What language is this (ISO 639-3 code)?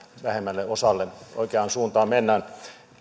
fin